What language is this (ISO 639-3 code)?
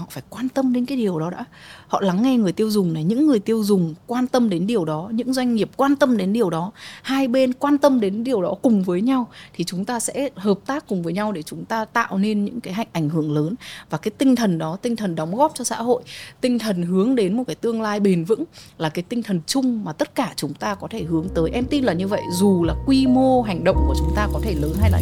vie